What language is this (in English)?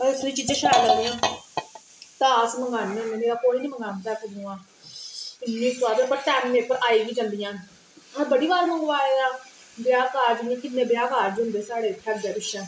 Dogri